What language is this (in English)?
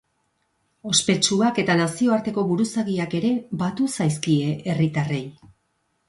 Basque